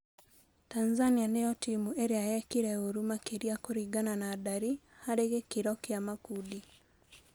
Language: Kikuyu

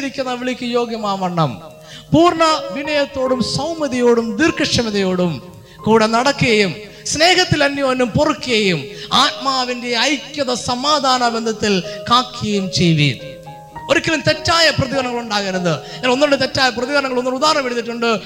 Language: Malayalam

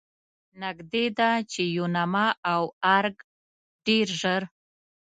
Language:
Pashto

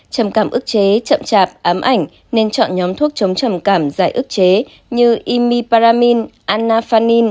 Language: Vietnamese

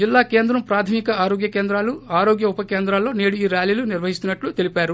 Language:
Telugu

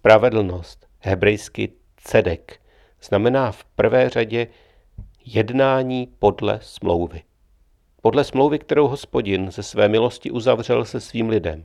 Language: Czech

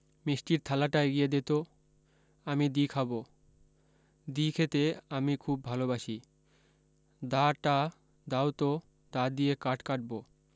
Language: Bangla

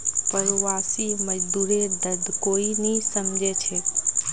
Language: Magahi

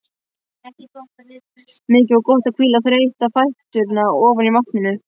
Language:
Icelandic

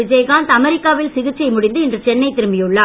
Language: Tamil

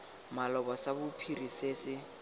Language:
Tswana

